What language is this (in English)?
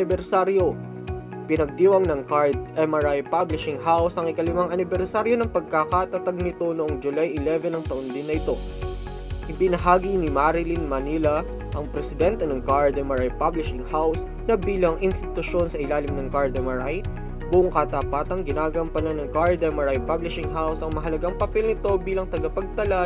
Filipino